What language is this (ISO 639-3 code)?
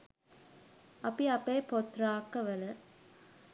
sin